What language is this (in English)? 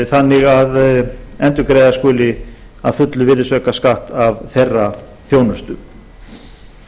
Icelandic